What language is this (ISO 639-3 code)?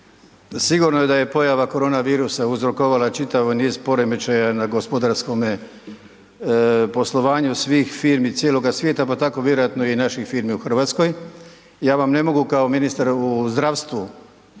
hrv